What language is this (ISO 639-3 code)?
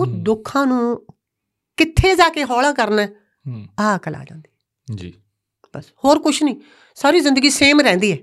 pan